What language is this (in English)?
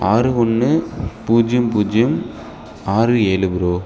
Tamil